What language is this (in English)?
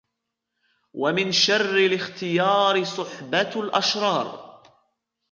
Arabic